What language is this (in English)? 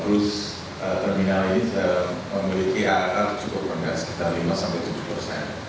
Indonesian